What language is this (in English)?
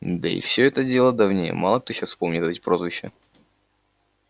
Russian